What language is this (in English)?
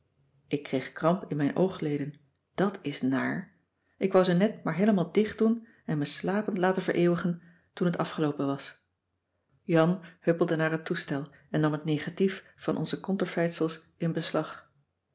Dutch